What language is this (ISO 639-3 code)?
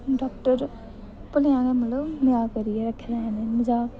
doi